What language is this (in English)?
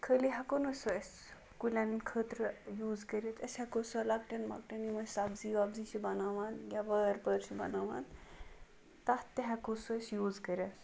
Kashmiri